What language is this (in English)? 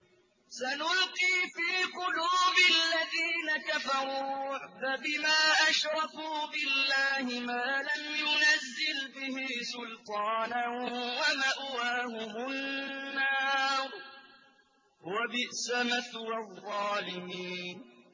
Arabic